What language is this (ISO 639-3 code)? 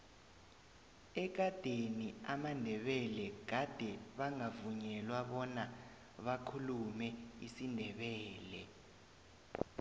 nbl